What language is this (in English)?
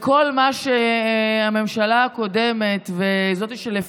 Hebrew